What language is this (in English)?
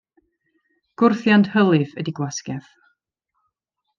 Welsh